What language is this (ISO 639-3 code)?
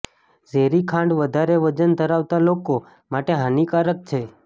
guj